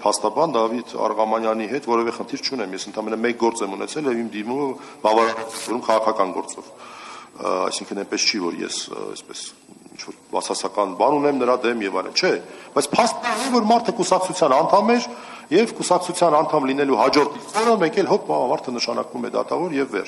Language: Romanian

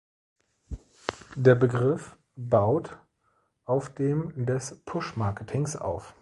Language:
German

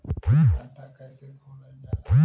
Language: Bhojpuri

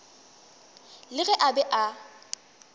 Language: Northern Sotho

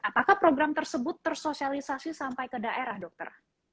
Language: Indonesian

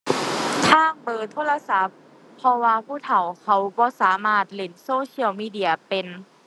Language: Thai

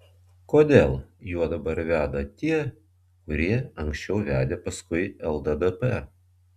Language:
Lithuanian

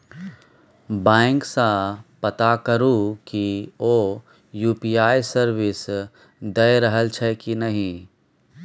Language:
Maithili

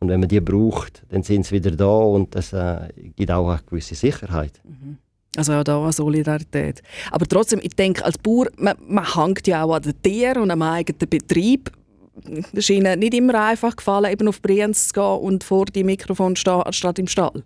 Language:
German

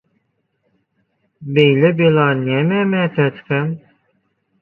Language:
Turkmen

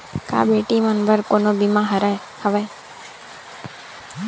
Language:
Chhattisgarhi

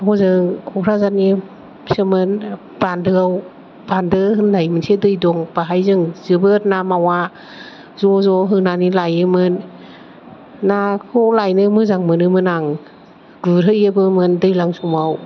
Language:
Bodo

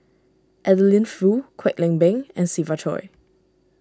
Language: English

